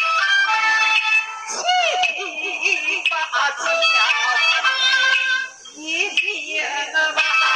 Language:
Chinese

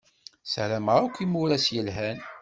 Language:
Kabyle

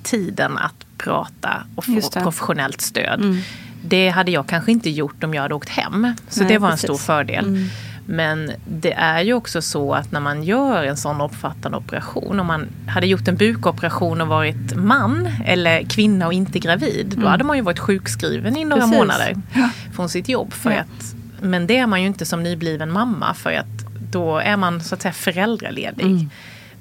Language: Swedish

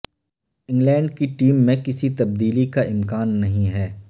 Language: Urdu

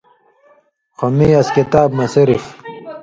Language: Indus Kohistani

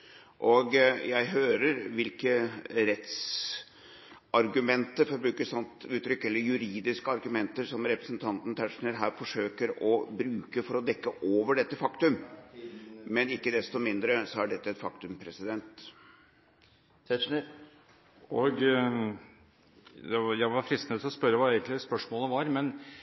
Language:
Norwegian Bokmål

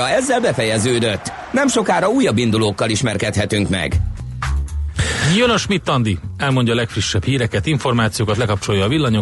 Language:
Hungarian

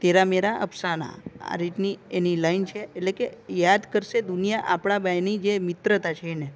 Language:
Gujarati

